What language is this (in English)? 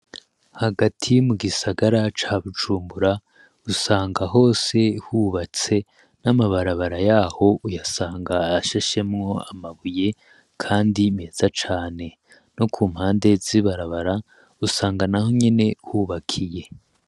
Rundi